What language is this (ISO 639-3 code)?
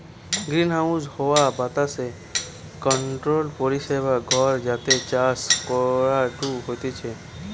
ben